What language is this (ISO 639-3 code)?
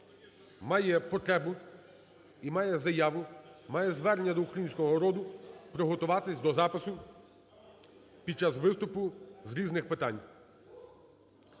ukr